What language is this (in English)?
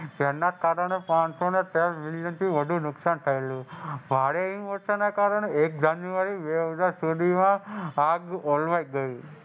Gujarati